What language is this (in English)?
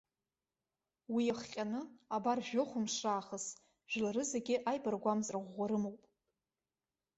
Abkhazian